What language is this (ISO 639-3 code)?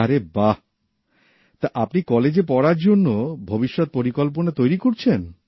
ben